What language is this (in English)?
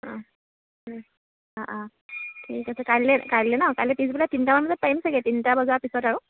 Assamese